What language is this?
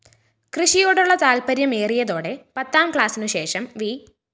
Malayalam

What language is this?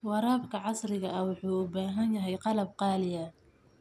Somali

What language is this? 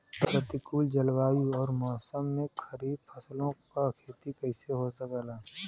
Bhojpuri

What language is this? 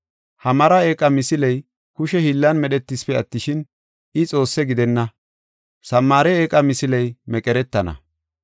Gofa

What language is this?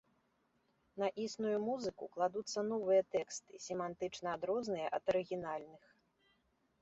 Belarusian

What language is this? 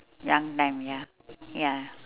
English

